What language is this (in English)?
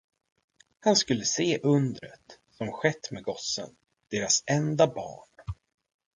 Swedish